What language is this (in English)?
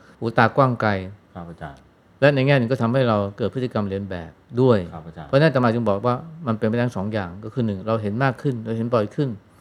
Thai